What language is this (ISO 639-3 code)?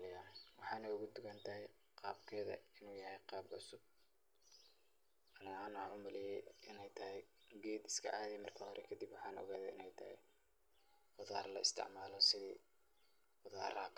som